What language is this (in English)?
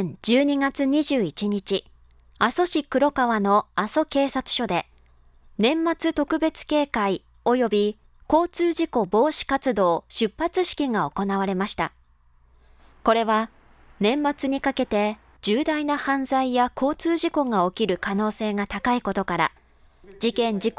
Japanese